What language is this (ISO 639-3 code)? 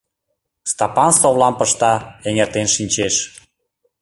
chm